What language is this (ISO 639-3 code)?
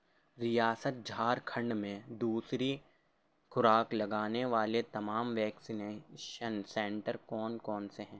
urd